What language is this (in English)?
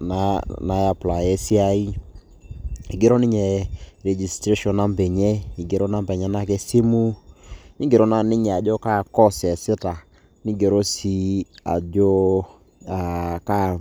Masai